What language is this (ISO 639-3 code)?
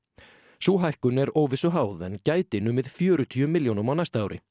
isl